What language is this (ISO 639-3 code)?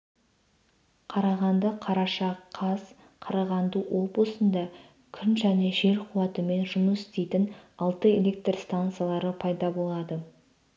kaz